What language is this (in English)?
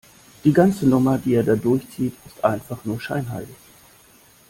German